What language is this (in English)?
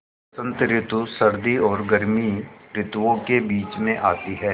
Hindi